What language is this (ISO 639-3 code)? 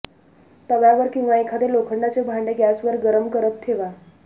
mar